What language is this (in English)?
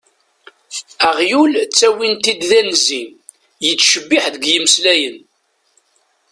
Kabyle